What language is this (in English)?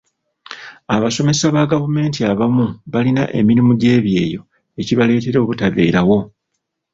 Ganda